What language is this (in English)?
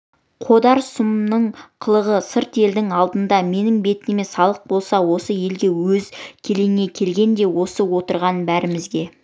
Kazakh